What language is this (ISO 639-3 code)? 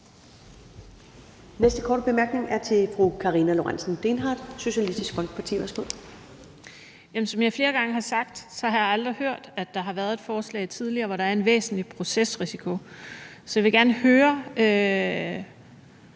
dan